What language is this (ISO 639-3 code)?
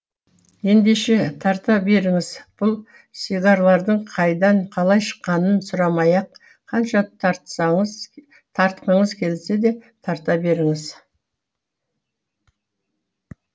kaz